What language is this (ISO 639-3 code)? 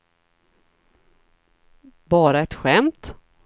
swe